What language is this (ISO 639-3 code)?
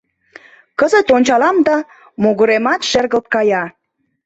chm